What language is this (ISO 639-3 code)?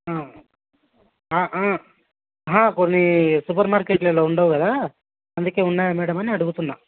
tel